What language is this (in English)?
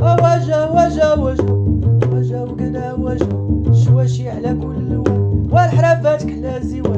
Arabic